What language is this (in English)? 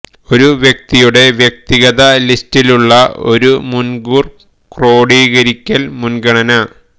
Malayalam